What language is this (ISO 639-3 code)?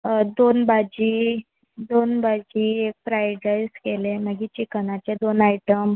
kok